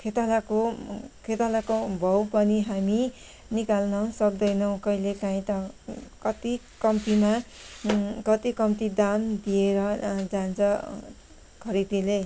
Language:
Nepali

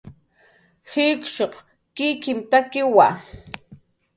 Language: Jaqaru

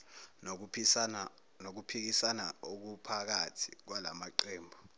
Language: Zulu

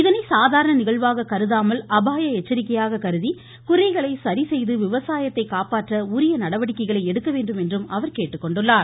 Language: Tamil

